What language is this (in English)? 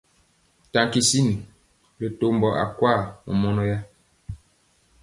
Mpiemo